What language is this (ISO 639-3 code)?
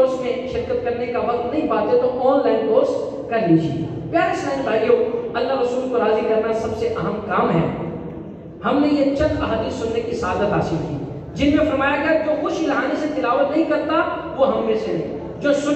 ara